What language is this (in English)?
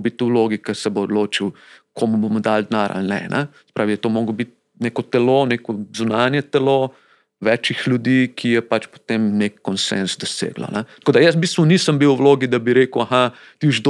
Slovak